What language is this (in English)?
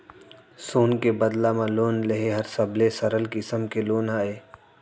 Chhattisgarhi